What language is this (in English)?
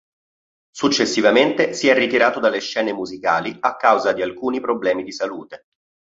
Italian